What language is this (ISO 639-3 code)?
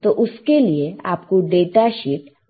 hin